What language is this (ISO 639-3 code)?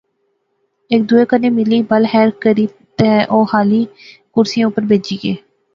phr